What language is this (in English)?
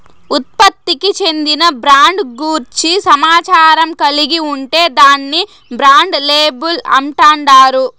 Telugu